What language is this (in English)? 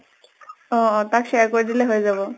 Assamese